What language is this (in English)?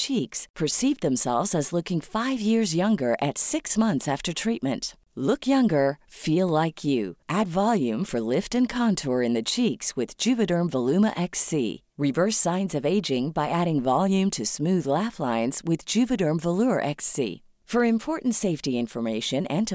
Filipino